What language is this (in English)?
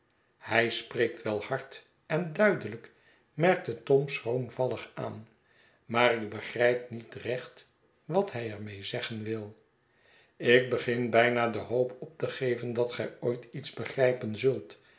Dutch